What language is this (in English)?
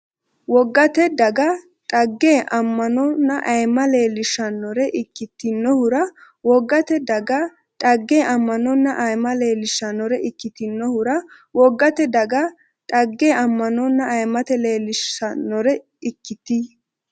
Sidamo